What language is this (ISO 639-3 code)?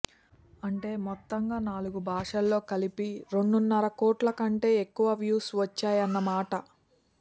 tel